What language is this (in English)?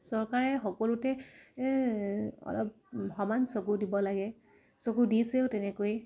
Assamese